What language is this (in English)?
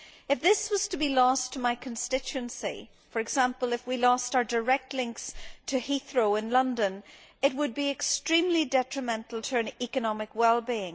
English